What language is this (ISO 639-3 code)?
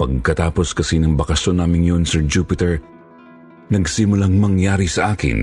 fil